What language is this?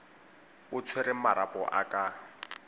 Tswana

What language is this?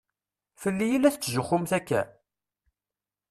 Kabyle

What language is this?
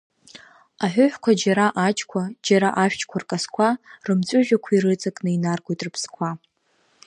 Abkhazian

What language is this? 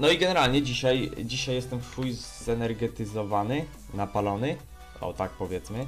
Polish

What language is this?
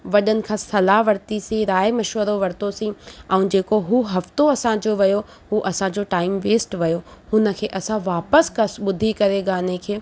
Sindhi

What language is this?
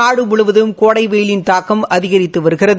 Tamil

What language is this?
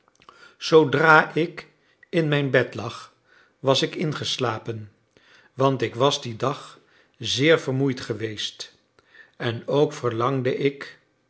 Dutch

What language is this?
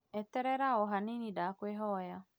Kikuyu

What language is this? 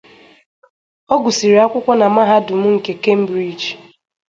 Igbo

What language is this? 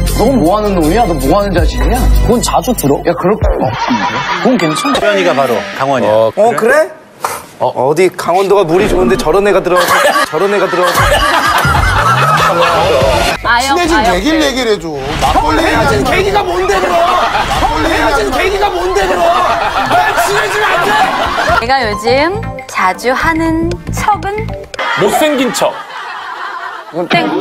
Korean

